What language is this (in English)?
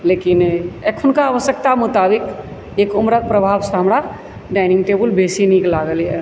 Maithili